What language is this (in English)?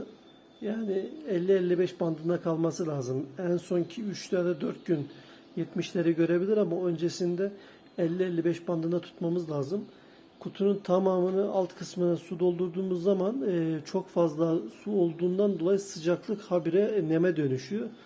Turkish